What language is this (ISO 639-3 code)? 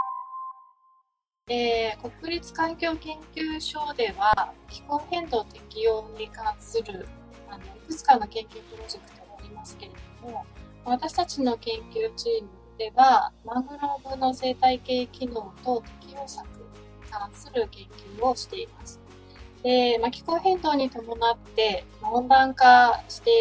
jpn